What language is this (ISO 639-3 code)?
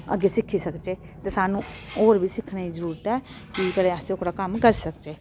doi